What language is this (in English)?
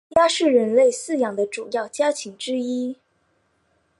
Chinese